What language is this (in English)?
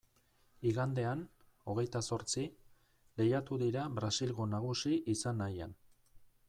Basque